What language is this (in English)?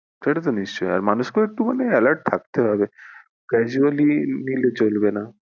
Bangla